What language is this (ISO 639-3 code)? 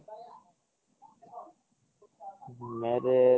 ori